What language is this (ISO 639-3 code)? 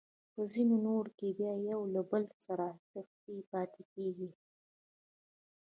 pus